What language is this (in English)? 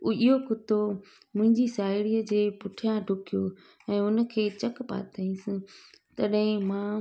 Sindhi